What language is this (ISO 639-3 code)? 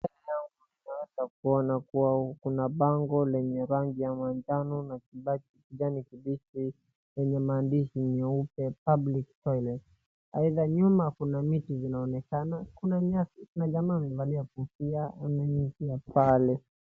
swa